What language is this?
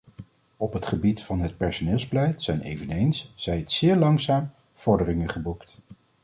Dutch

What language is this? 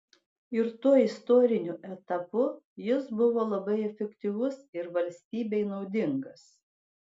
Lithuanian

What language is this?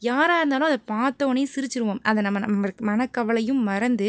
Tamil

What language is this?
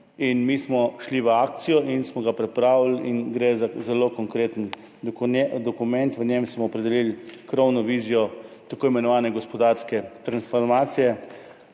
Slovenian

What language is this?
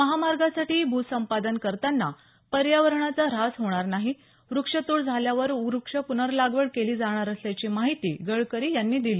Marathi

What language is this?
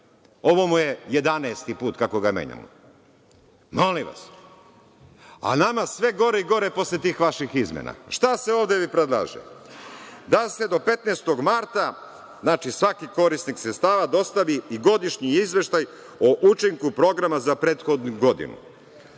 Serbian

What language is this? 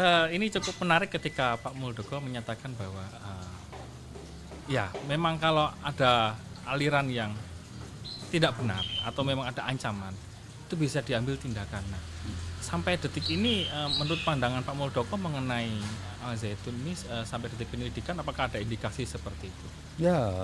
Indonesian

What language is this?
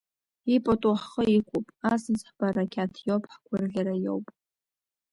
Abkhazian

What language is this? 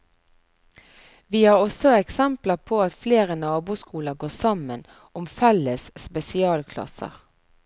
Norwegian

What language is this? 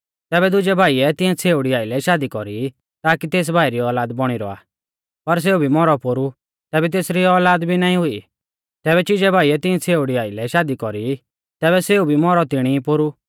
Mahasu Pahari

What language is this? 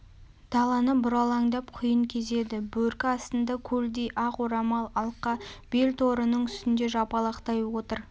Kazakh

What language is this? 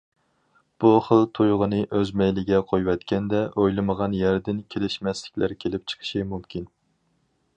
Uyghur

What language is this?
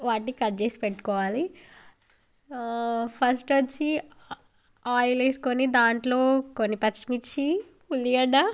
Telugu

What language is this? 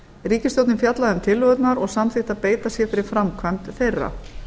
Icelandic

